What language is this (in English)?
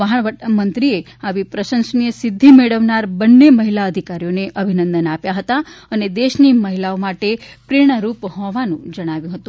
Gujarati